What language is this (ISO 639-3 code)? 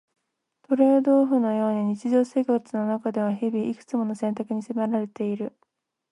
jpn